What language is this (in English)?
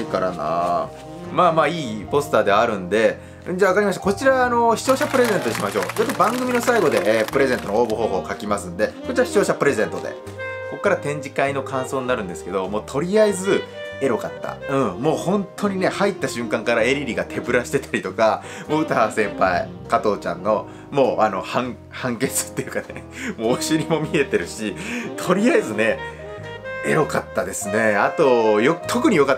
Japanese